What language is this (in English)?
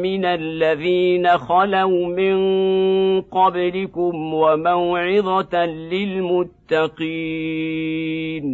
Arabic